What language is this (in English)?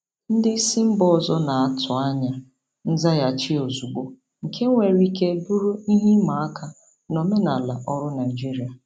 Igbo